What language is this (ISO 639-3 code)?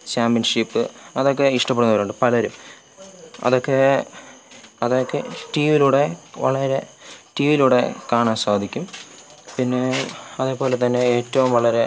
mal